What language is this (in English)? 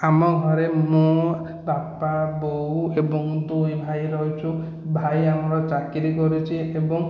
Odia